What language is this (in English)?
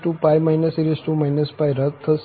Gujarati